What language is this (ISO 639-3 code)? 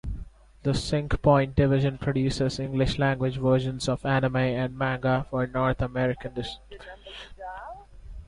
eng